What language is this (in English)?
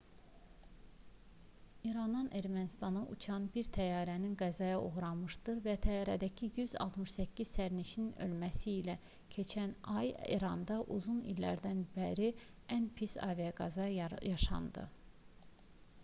Azerbaijani